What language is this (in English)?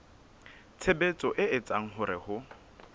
Southern Sotho